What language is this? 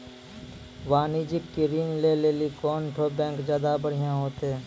Maithili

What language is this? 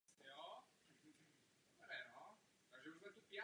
Czech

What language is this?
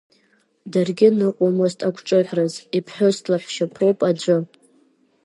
Abkhazian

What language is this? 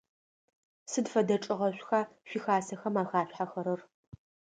Adyghe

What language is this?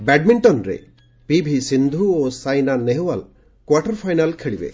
Odia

